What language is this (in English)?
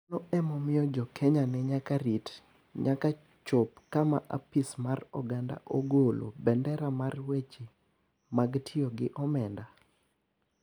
Luo (Kenya and Tanzania)